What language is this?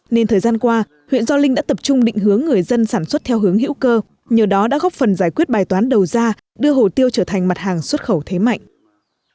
Vietnamese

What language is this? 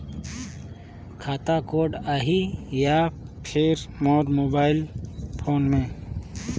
Chhattisgarhi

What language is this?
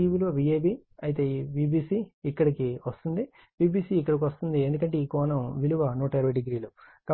Telugu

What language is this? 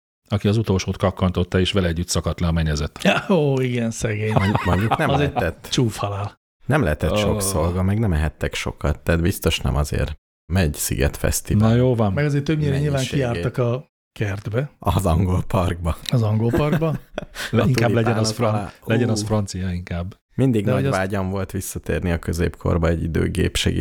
Hungarian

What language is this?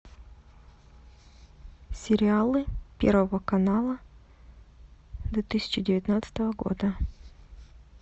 Russian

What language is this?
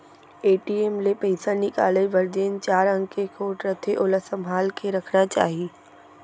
Chhattisgarhi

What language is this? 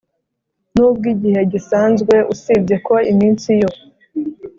Kinyarwanda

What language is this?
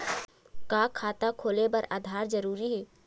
Chhattisgarhi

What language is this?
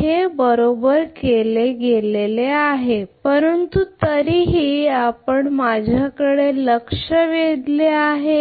Marathi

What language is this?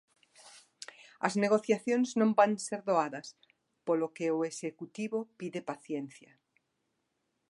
Galician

